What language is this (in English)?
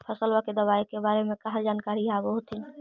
Magahi